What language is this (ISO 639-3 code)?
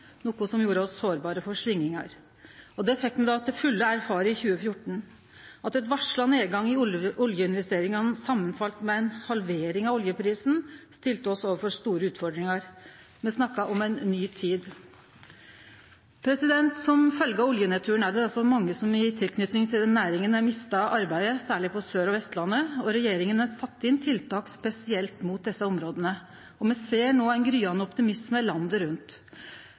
nno